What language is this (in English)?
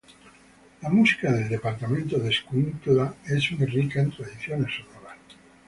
Spanish